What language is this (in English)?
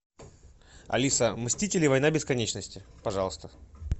Russian